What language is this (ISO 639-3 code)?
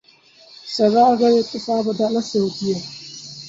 urd